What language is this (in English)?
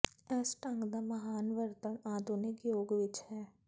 Punjabi